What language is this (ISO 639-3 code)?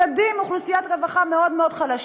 heb